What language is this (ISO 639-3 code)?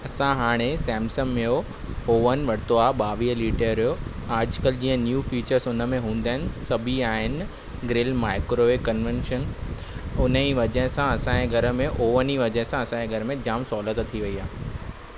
snd